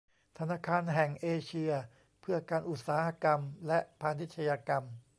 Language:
Thai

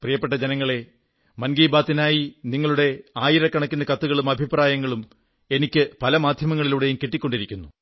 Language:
Malayalam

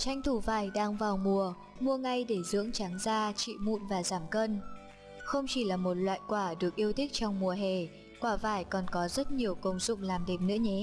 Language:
Vietnamese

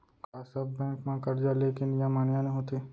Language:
Chhattisgarhi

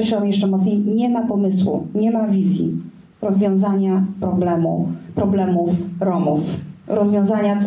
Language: Polish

